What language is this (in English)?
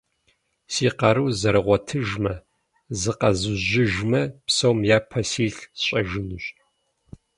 Kabardian